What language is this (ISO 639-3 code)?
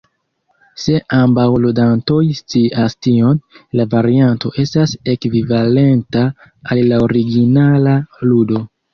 epo